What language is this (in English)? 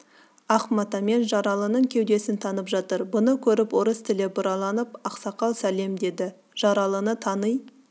Kazakh